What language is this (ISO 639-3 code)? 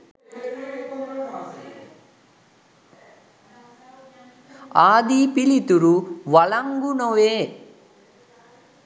sin